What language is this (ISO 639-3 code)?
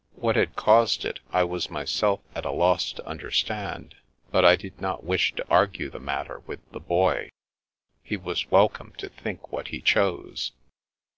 eng